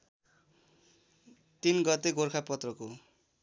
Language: Nepali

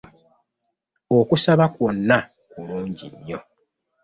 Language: Ganda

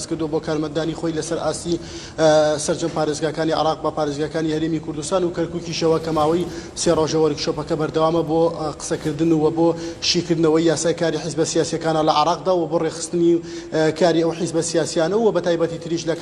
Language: Arabic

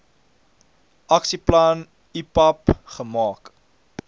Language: Afrikaans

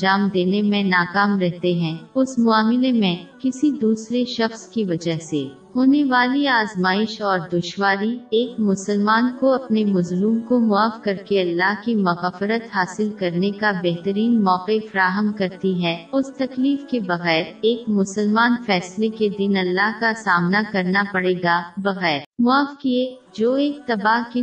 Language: Urdu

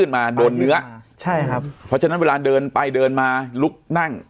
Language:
Thai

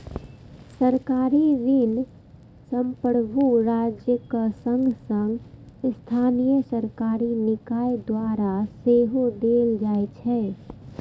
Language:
Maithili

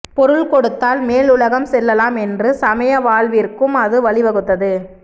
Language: Tamil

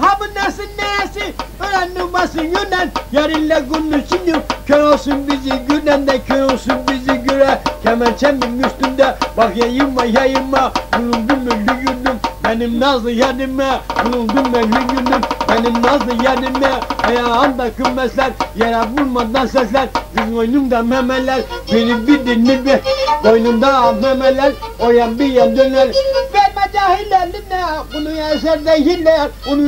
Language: Turkish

